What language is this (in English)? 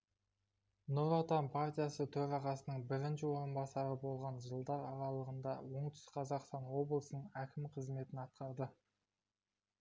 Kazakh